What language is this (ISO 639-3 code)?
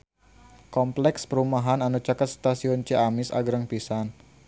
sun